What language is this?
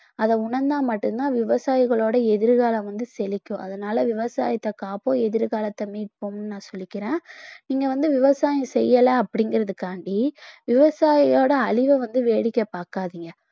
Tamil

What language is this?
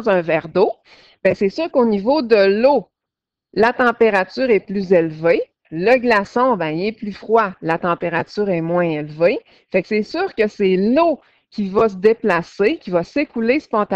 French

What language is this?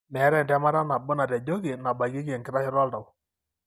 Masai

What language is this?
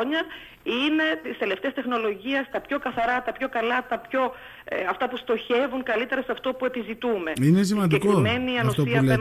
Greek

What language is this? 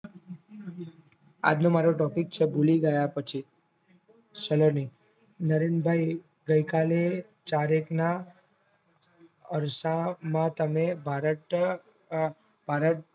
Gujarati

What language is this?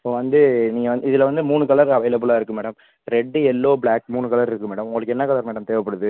Tamil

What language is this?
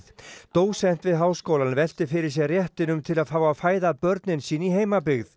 Icelandic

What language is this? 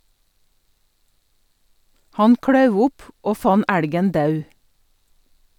Norwegian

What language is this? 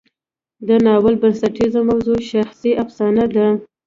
Pashto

